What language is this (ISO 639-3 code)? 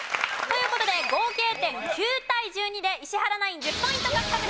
jpn